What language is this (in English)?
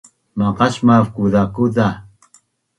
Bunun